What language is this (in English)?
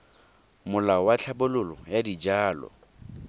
Tswana